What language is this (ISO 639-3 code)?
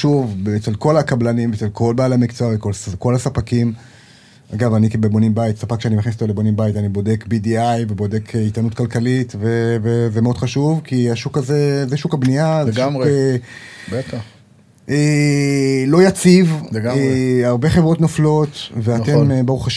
heb